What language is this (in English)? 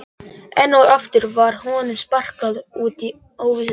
Icelandic